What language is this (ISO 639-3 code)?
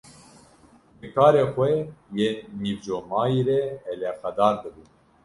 kur